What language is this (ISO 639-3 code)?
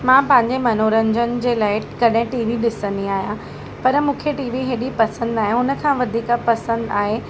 snd